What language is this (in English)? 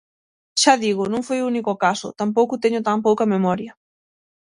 Galician